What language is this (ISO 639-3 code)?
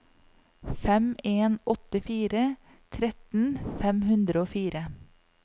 nor